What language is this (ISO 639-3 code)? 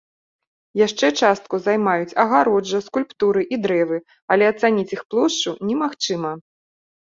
bel